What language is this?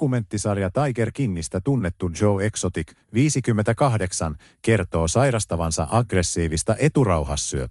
Finnish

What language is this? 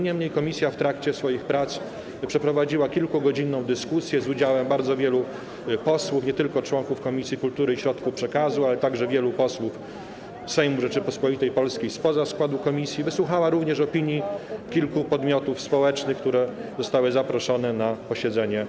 Polish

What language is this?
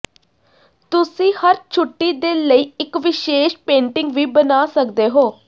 Punjabi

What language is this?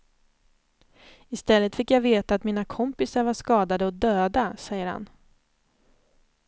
Swedish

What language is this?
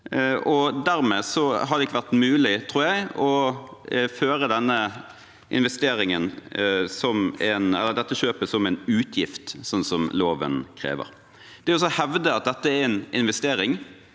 Norwegian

